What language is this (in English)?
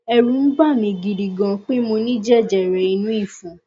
Yoruba